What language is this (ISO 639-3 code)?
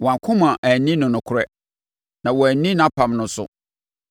aka